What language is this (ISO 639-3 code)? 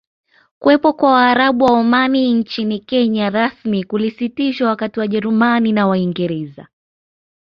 swa